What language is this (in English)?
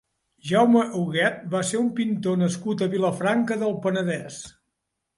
Catalan